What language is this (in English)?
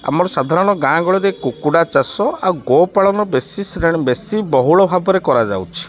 Odia